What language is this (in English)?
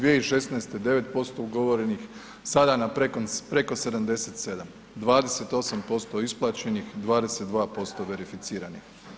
Croatian